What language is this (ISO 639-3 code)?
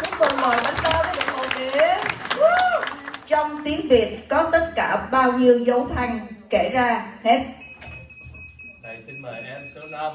vie